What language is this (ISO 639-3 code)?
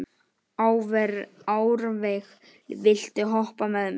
isl